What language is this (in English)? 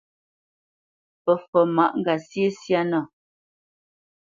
Bamenyam